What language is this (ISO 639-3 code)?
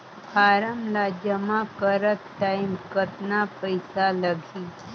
hne